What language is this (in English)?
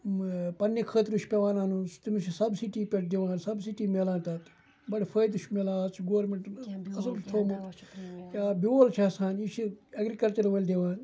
Kashmiri